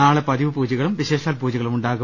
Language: Malayalam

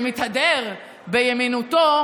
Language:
Hebrew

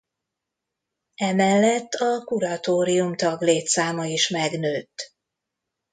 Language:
Hungarian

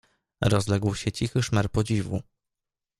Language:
Polish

